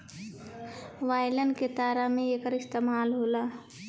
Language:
Bhojpuri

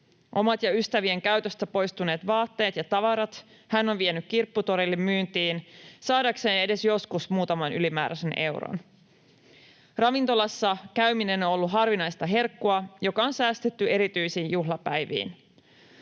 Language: Finnish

